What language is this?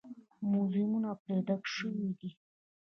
Pashto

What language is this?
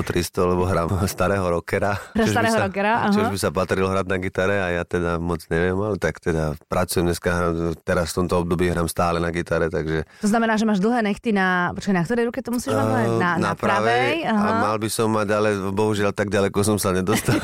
Slovak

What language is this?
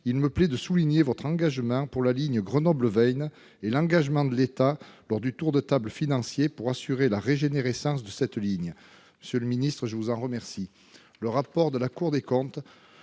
French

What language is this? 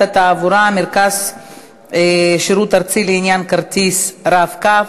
Hebrew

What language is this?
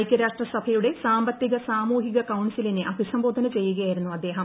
Malayalam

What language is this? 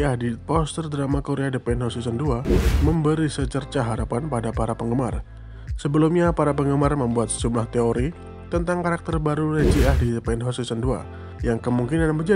Indonesian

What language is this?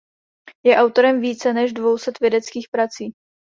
Czech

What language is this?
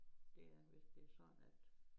Danish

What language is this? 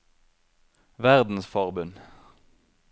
Norwegian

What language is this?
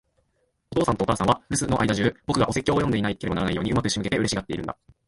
Japanese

